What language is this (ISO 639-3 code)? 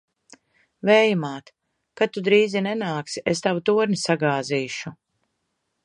lav